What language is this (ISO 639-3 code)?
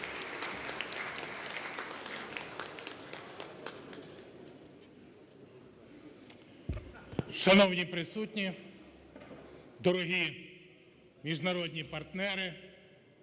ukr